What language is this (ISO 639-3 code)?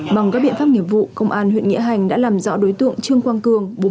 vie